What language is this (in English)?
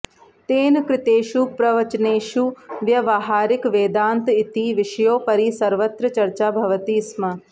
Sanskrit